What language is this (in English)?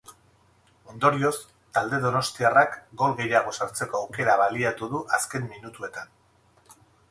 Basque